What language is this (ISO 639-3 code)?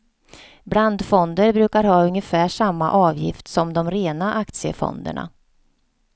swe